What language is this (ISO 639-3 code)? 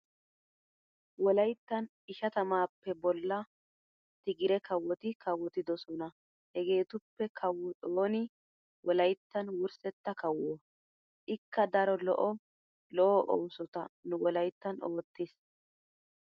wal